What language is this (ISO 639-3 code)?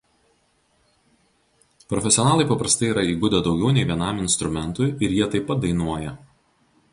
lit